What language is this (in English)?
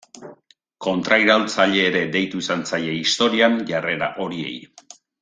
Basque